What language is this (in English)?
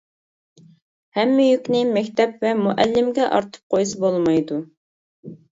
Uyghur